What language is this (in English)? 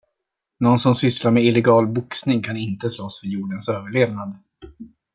Swedish